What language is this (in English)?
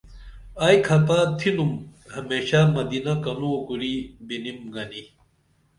Dameli